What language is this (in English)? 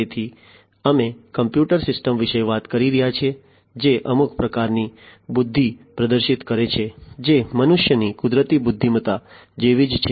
Gujarati